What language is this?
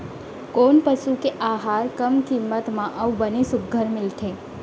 Chhattisgarhi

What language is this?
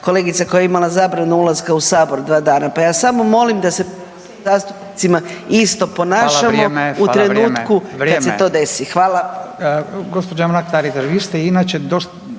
Croatian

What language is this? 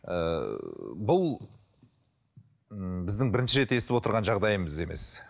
Kazakh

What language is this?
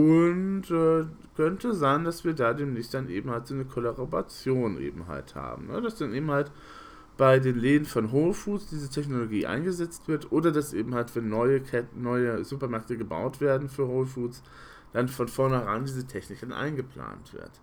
German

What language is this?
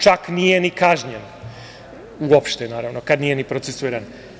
Serbian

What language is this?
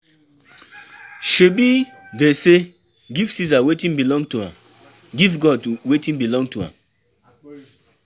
Nigerian Pidgin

